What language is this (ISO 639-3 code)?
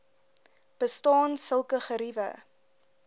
afr